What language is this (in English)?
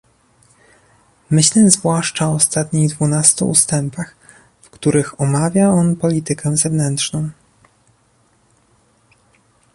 Polish